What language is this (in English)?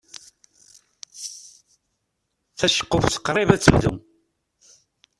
Kabyle